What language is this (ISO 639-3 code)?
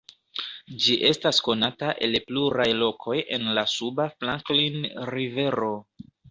epo